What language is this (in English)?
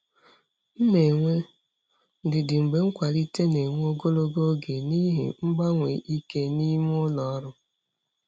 Igbo